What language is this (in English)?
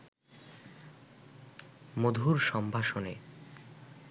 Bangla